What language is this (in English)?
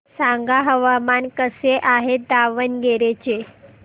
Marathi